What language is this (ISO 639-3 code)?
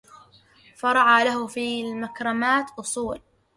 ara